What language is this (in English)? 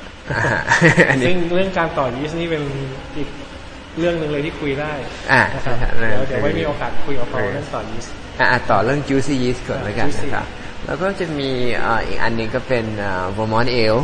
Thai